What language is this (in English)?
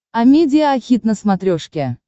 Russian